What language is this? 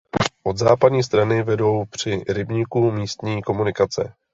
Czech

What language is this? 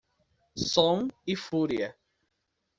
Portuguese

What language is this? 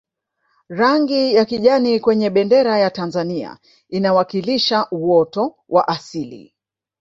Swahili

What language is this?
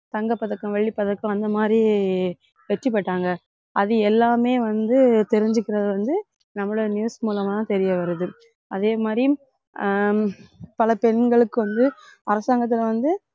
Tamil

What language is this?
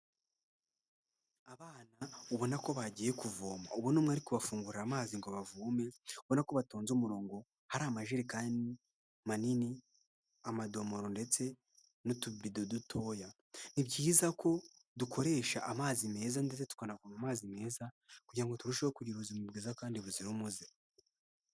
Kinyarwanda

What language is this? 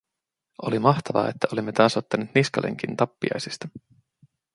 Finnish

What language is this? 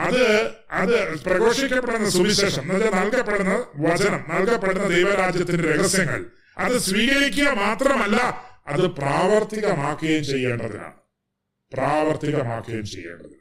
Malayalam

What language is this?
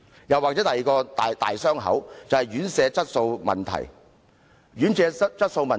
Cantonese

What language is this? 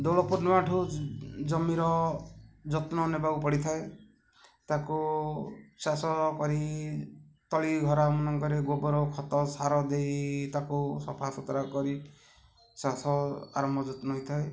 Odia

